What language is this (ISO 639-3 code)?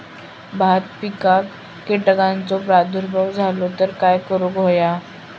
mar